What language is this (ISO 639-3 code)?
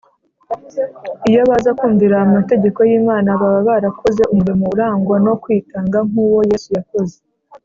kin